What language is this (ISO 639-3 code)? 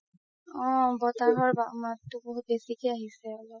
asm